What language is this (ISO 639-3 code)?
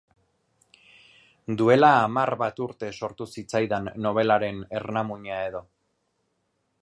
eus